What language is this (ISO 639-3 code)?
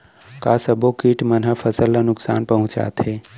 hne